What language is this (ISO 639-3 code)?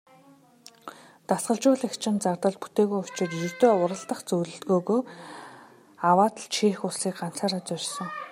mon